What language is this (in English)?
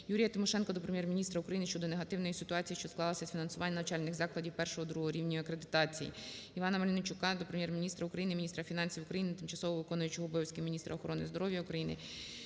Ukrainian